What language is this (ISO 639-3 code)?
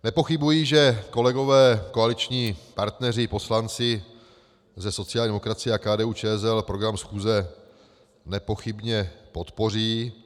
ces